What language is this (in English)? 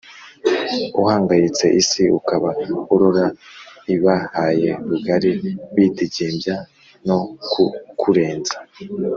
Kinyarwanda